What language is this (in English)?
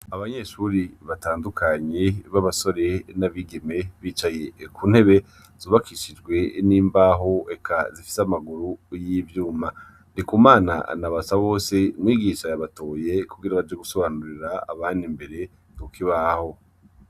Rundi